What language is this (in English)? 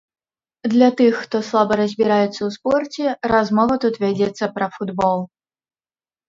Belarusian